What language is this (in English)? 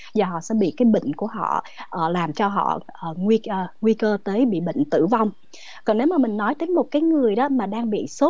Vietnamese